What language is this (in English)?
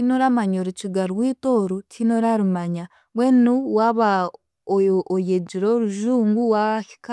Chiga